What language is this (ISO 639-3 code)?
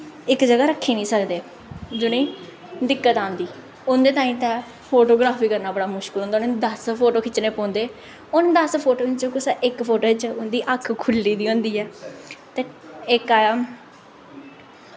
doi